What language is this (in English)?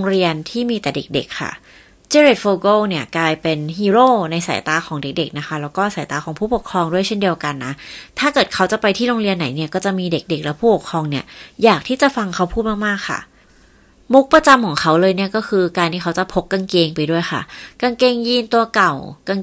Thai